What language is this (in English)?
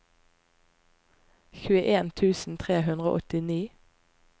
Norwegian